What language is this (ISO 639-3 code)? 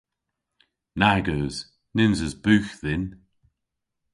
cor